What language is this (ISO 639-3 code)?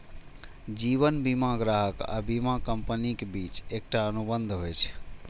mai